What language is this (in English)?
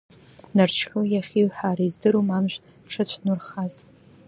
Abkhazian